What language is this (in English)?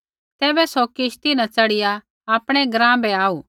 Kullu Pahari